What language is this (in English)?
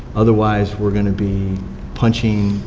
English